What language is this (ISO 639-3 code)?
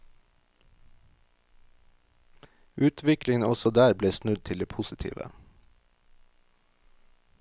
nor